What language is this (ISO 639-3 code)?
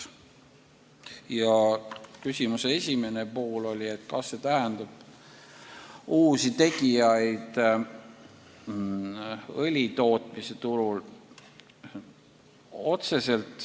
est